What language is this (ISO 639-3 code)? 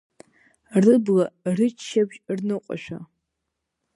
abk